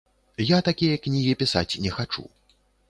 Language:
Belarusian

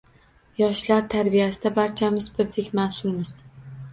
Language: Uzbek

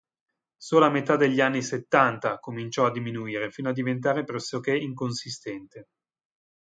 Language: Italian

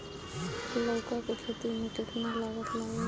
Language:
Bhojpuri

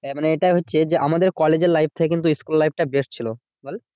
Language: Bangla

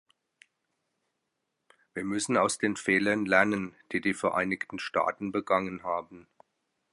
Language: German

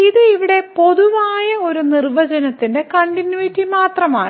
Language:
Malayalam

